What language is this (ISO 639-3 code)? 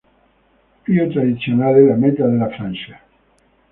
ita